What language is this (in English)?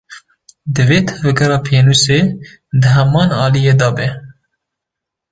Kurdish